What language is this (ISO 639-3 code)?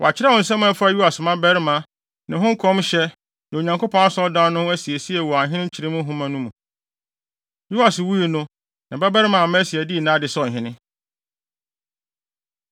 aka